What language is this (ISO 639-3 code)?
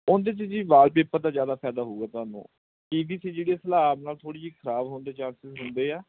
pan